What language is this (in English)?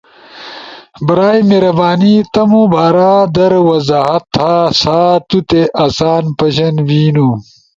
Ushojo